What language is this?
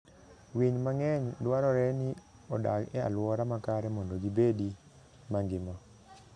Luo (Kenya and Tanzania)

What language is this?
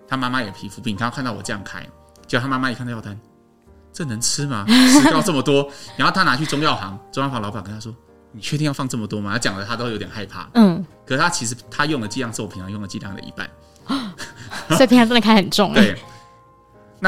Chinese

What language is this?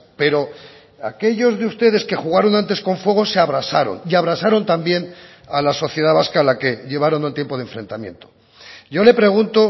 Spanish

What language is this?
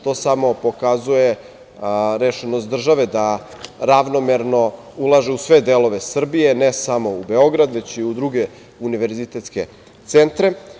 Serbian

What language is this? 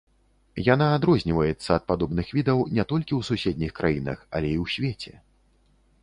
Belarusian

